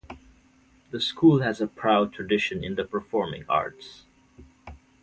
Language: English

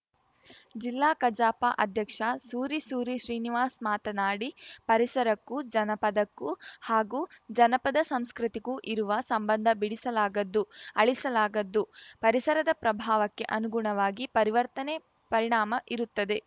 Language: Kannada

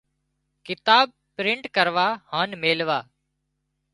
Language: Wadiyara Koli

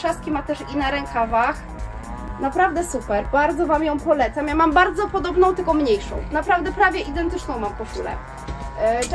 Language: Polish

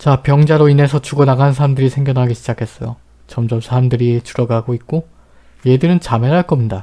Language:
Korean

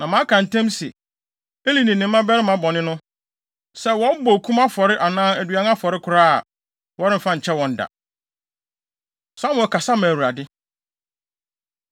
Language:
Akan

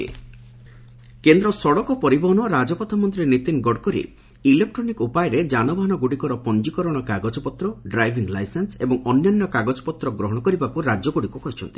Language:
Odia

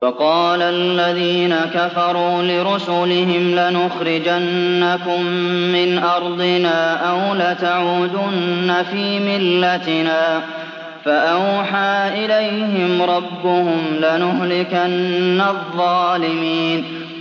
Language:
Arabic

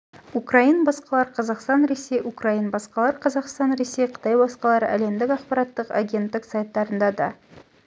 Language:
Kazakh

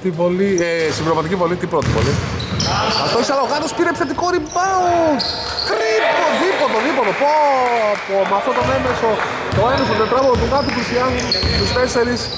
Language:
Greek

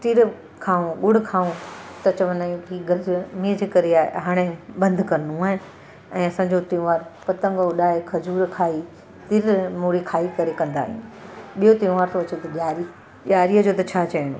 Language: Sindhi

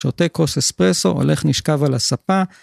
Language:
Hebrew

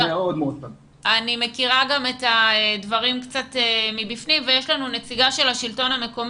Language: Hebrew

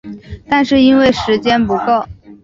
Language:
Chinese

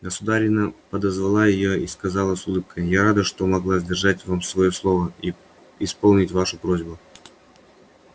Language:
Russian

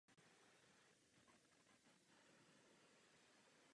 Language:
Czech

